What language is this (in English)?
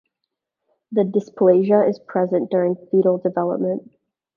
English